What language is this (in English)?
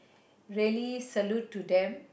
English